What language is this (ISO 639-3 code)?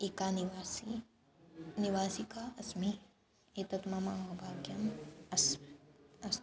san